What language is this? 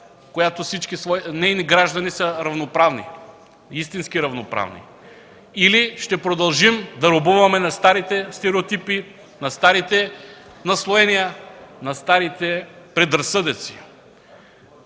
Bulgarian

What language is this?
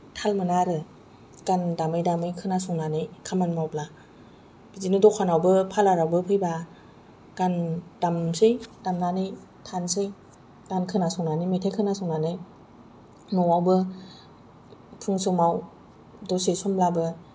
Bodo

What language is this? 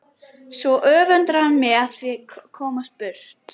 Icelandic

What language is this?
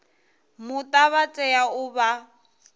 Venda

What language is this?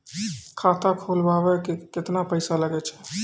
Maithili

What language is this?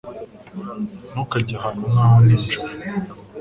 Kinyarwanda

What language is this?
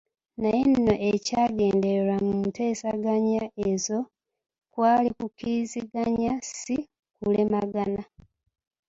Ganda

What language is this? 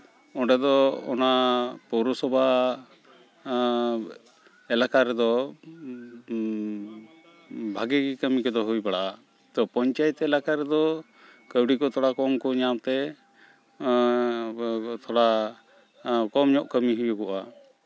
Santali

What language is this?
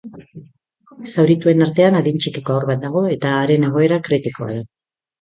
Basque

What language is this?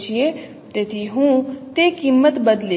Gujarati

